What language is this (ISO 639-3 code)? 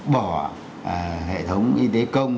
vie